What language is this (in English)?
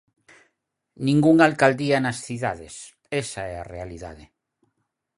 Galician